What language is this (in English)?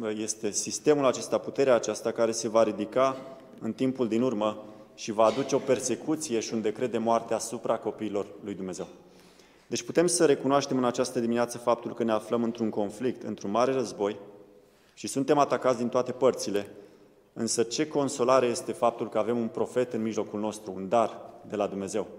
Romanian